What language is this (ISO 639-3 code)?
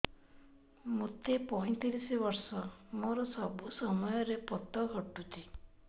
ori